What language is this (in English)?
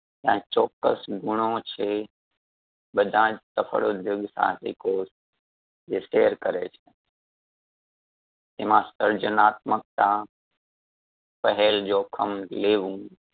Gujarati